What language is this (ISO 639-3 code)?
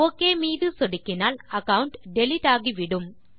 tam